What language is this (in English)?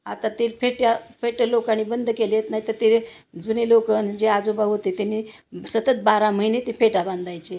Marathi